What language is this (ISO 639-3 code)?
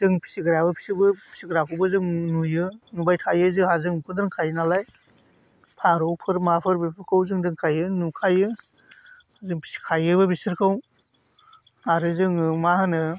brx